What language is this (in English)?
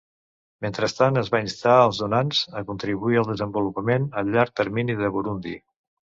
Catalan